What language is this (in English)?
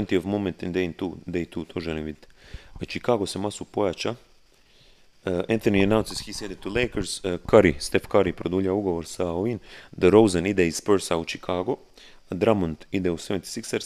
Croatian